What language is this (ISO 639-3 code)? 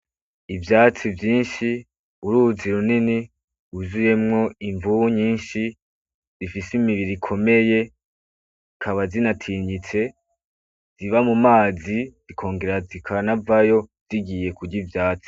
run